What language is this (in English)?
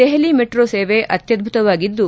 Kannada